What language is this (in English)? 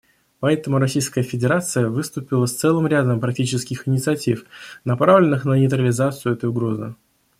Russian